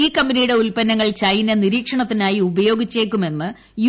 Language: Malayalam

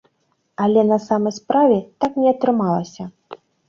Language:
Belarusian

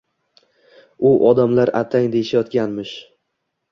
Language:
Uzbek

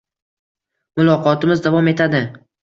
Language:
Uzbek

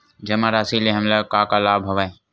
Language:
Chhattisgarhi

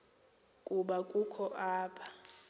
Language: Xhosa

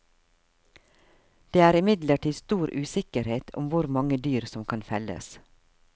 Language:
Norwegian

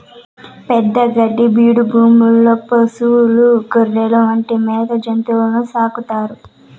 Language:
Telugu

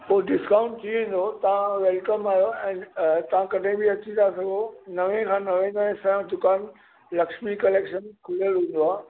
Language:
Sindhi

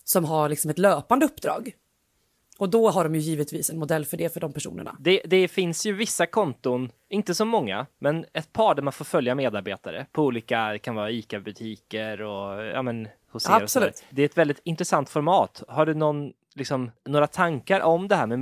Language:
Swedish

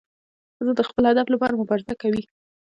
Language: Pashto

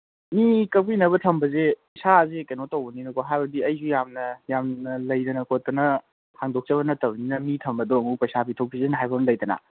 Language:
Manipuri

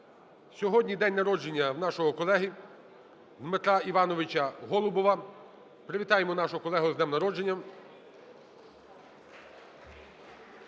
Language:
Ukrainian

